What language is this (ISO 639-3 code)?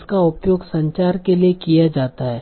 hin